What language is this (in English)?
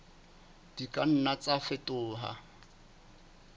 Southern Sotho